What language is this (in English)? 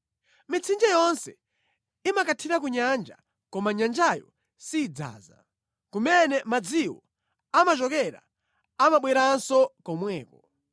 Nyanja